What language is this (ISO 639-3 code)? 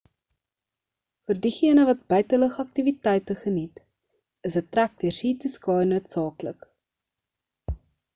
afr